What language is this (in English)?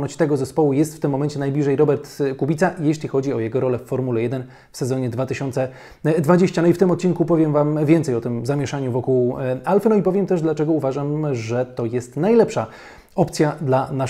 Polish